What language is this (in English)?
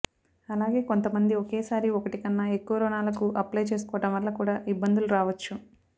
Telugu